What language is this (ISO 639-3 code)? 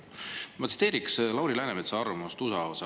est